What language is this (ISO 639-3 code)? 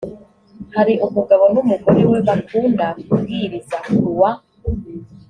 kin